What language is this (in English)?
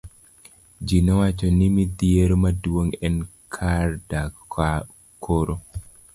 Luo (Kenya and Tanzania)